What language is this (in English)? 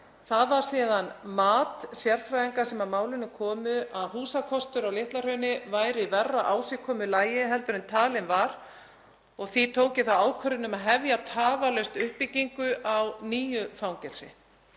Icelandic